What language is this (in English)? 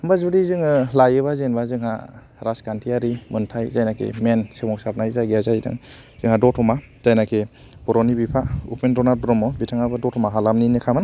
Bodo